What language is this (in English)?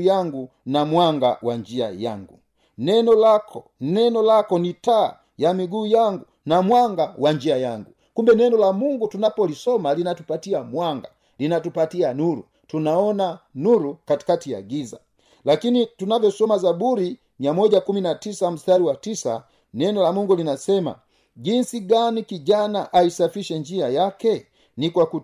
Swahili